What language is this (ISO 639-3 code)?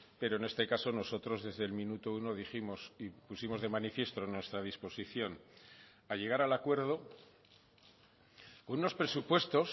spa